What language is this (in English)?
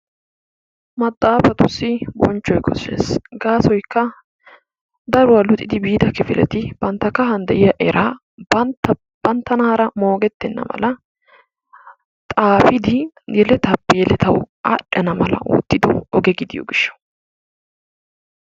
Wolaytta